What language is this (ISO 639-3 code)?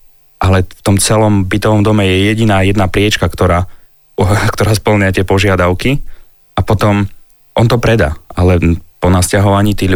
slk